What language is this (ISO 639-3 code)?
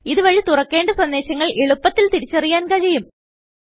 mal